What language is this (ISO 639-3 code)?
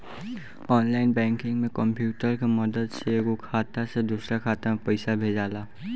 bho